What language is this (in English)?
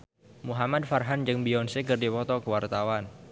Sundanese